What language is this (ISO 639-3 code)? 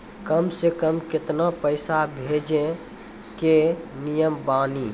mai